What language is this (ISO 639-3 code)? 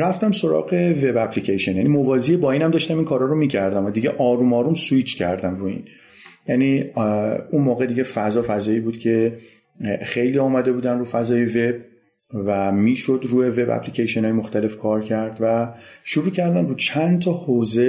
fas